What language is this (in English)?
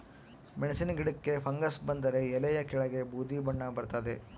Kannada